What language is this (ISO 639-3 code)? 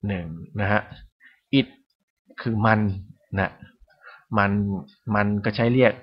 tha